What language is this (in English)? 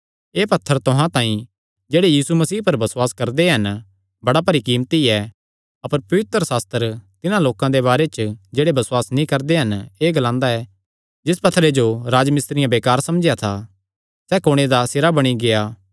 Kangri